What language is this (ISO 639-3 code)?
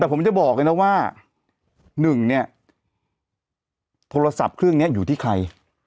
tha